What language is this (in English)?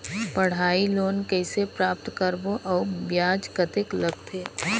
Chhattisgarhi